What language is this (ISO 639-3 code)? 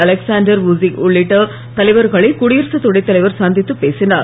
tam